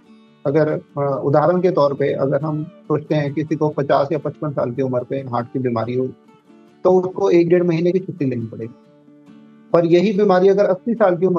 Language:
Hindi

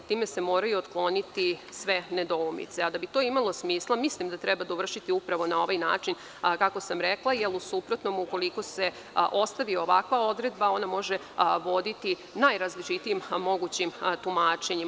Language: Serbian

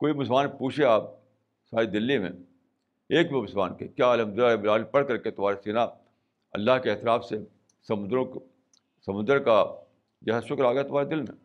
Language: Urdu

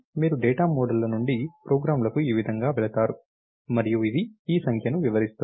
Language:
Telugu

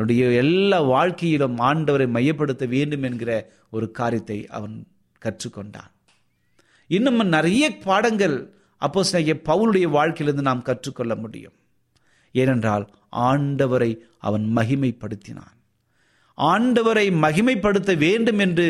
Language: Tamil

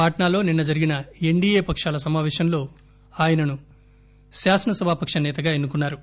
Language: Telugu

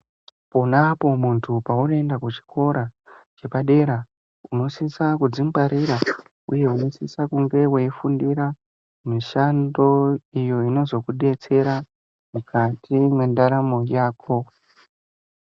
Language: Ndau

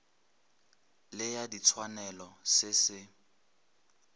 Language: Northern Sotho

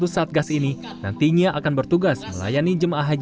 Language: Indonesian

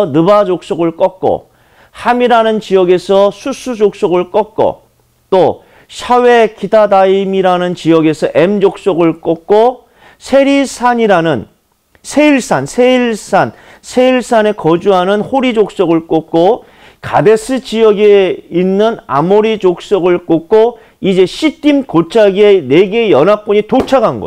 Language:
Korean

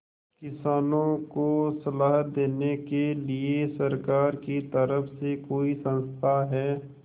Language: Hindi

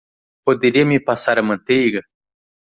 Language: Portuguese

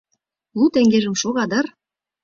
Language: Mari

